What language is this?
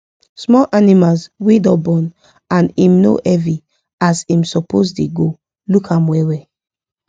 Nigerian Pidgin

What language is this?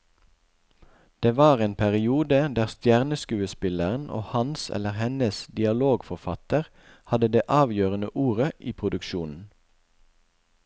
Norwegian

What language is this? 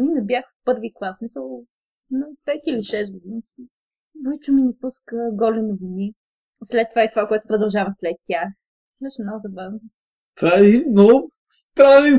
Bulgarian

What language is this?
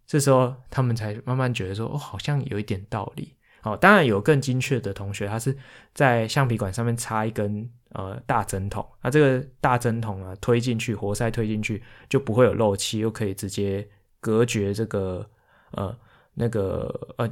Chinese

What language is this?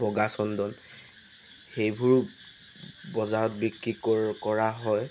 Assamese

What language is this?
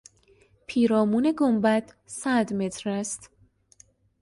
Persian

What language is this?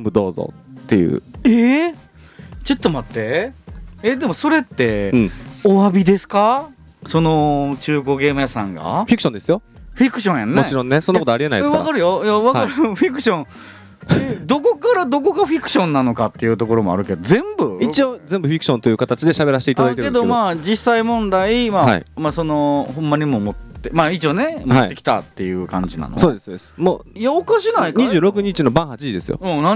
Japanese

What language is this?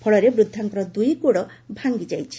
Odia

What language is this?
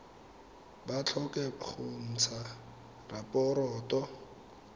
Tswana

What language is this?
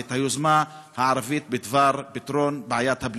Hebrew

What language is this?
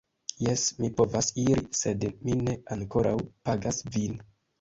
Esperanto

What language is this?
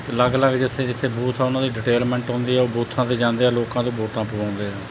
Punjabi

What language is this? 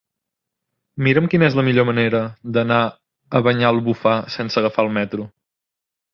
Catalan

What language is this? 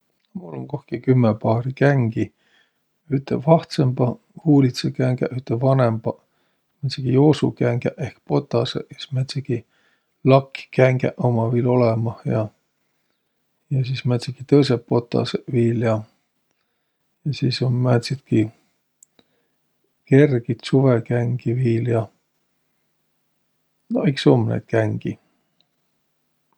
Võro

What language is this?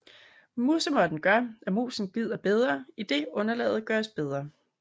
Danish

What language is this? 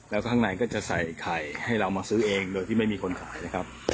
Thai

